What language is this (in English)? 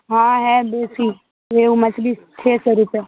Urdu